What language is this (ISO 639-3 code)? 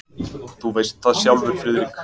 isl